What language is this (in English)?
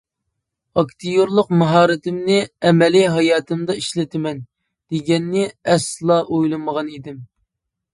Uyghur